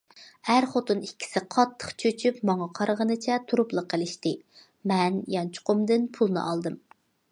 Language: Uyghur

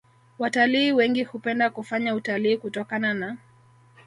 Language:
Swahili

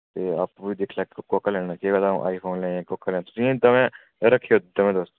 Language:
Dogri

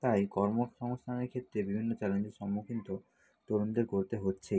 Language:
Bangla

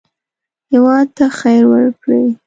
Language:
Pashto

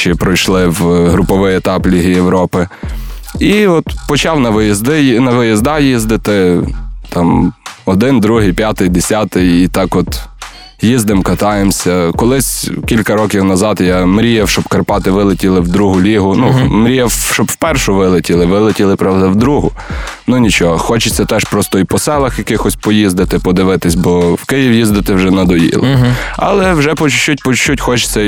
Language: Ukrainian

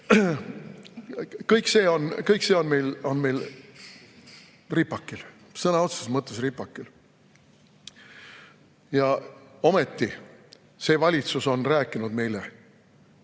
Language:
Estonian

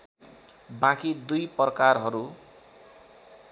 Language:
Nepali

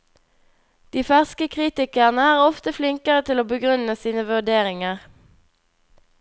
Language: Norwegian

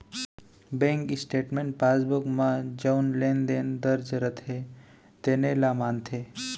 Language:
Chhattisgarhi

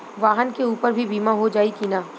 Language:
Bhojpuri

